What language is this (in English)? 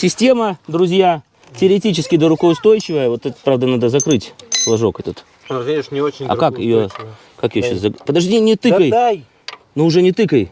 Russian